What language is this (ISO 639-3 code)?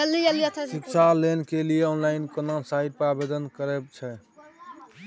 mai